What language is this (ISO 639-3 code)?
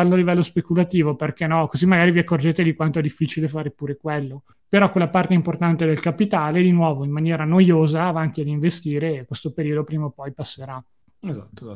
ita